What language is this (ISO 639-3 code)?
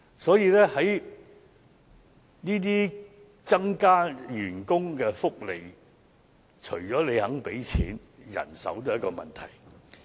yue